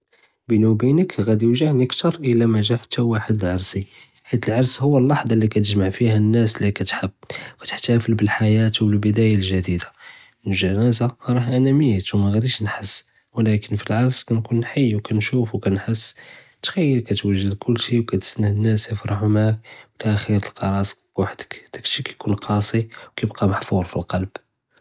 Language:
Judeo-Arabic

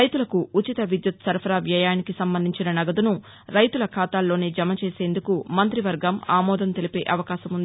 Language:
Telugu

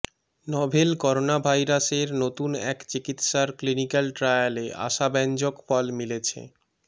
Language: Bangla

